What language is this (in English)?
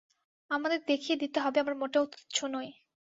Bangla